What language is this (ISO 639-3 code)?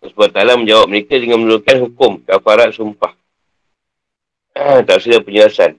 msa